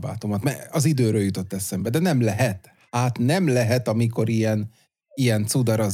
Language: Hungarian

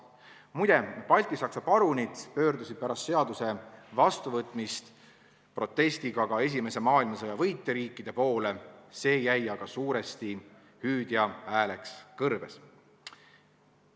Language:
Estonian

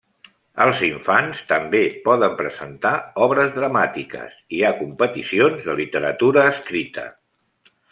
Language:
Catalan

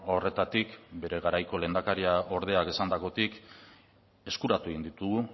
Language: Basque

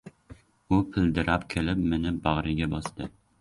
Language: Uzbek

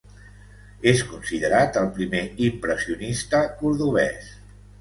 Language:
Catalan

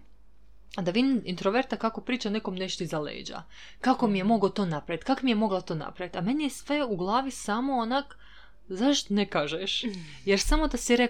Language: Croatian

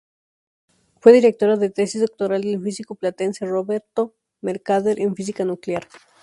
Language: Spanish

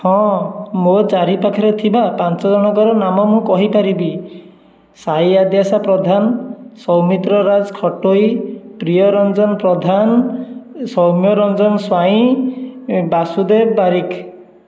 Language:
Odia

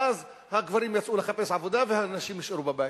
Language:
Hebrew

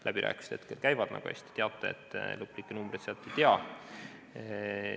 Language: Estonian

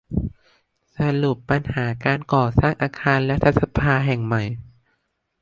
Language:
Thai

